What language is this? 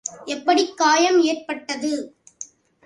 Tamil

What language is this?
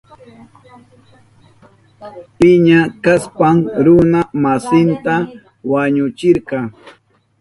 Southern Pastaza Quechua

